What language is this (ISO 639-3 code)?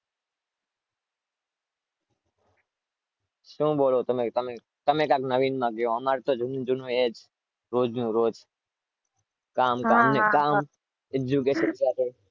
guj